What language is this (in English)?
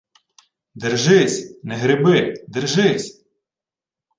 Ukrainian